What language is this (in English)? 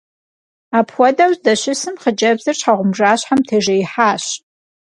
Kabardian